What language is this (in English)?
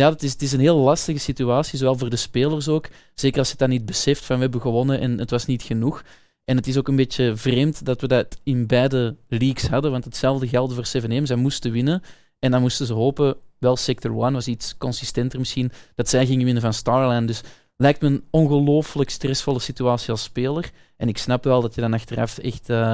Dutch